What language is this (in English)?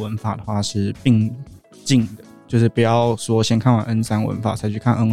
Chinese